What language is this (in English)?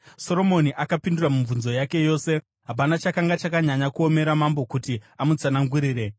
Shona